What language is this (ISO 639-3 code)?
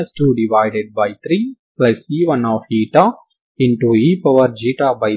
tel